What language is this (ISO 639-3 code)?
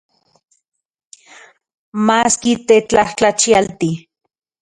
ncx